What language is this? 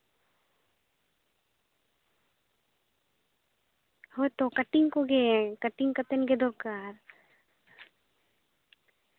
Santali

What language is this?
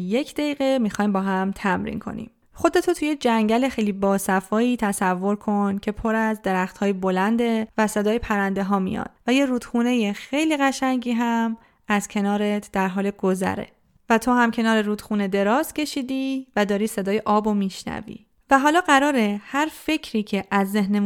Persian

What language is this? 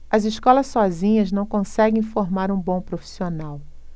Portuguese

